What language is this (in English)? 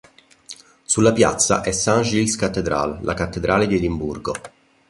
Italian